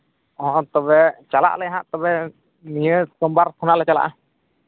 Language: Santali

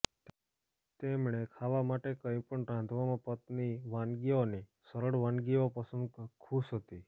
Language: Gujarati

